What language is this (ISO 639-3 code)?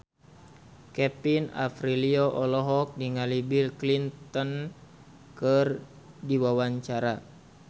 sun